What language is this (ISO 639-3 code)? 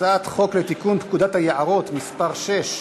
heb